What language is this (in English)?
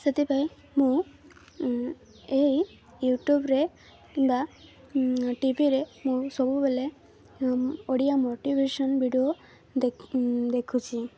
Odia